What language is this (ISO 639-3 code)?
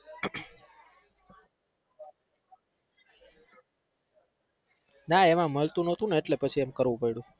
guj